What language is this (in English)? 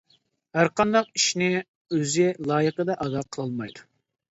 Uyghur